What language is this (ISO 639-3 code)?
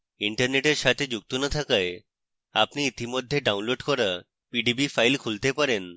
ben